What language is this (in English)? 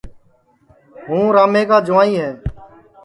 Sansi